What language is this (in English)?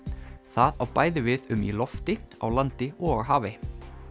Icelandic